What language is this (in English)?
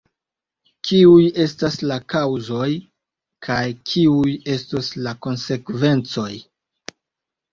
Esperanto